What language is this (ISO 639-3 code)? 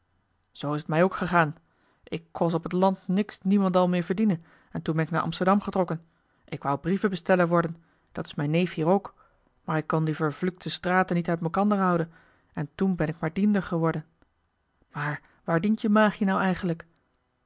nld